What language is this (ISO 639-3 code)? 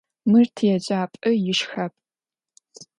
ady